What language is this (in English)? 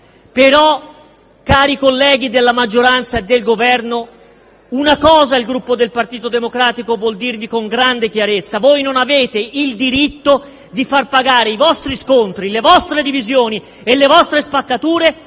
Italian